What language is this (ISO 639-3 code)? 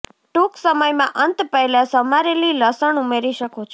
guj